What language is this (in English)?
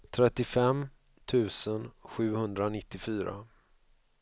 Swedish